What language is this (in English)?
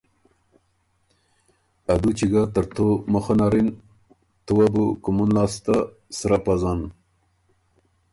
Ormuri